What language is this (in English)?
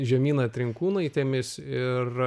Lithuanian